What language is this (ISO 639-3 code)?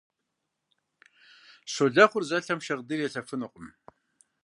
kbd